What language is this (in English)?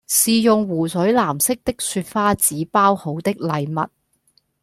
Cantonese